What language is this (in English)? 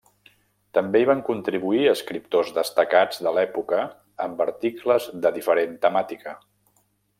Catalan